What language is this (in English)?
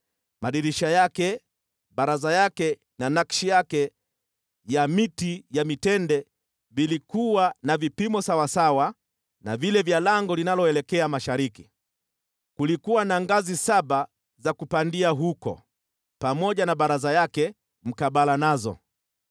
Swahili